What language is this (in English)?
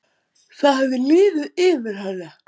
Icelandic